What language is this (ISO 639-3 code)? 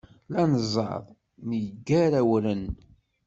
kab